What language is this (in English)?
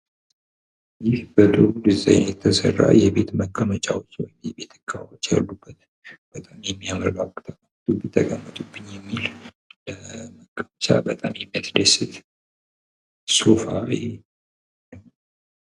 Amharic